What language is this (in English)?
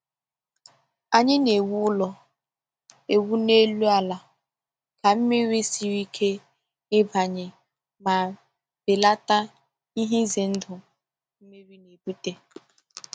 Igbo